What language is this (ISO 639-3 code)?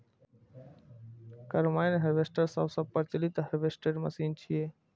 mai